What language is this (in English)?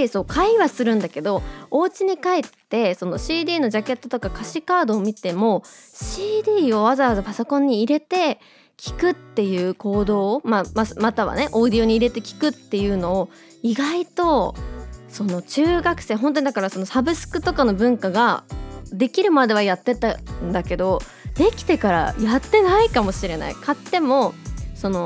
Japanese